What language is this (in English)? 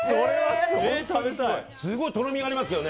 Japanese